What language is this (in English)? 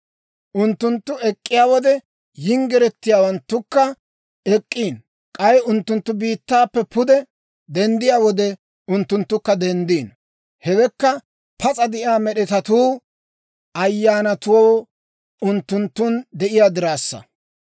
Dawro